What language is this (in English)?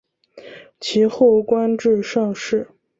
Chinese